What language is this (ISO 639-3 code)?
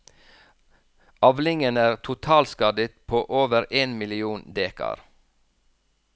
nor